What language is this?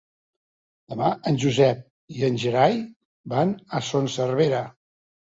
Catalan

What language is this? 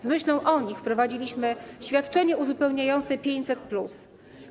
Polish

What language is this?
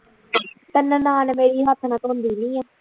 Punjabi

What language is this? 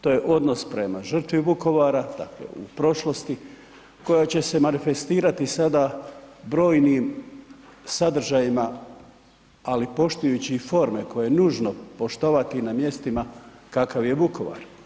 Croatian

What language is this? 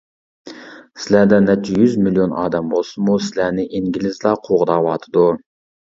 Uyghur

